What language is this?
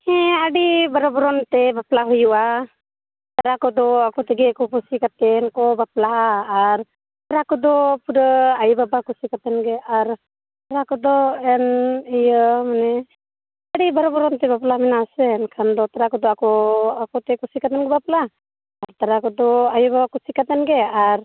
Santali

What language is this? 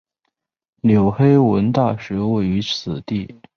Chinese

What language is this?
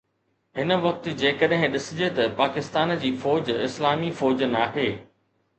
Sindhi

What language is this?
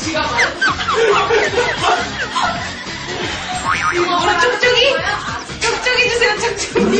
Korean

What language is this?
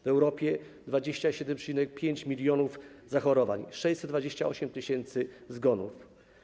Polish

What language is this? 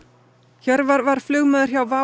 Icelandic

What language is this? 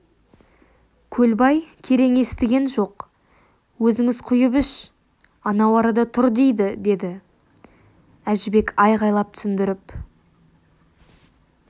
Kazakh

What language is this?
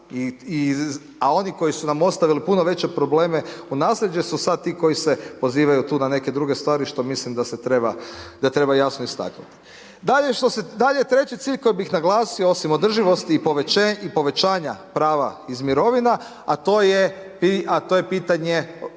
Croatian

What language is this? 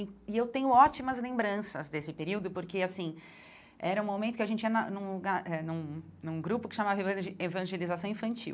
Portuguese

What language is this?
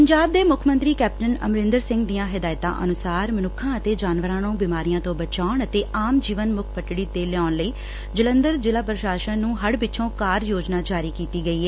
Punjabi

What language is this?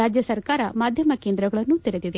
Kannada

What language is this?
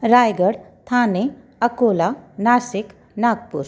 Sindhi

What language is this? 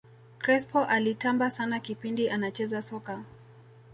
Swahili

